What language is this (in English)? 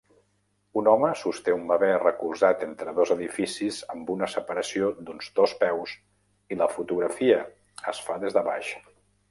Catalan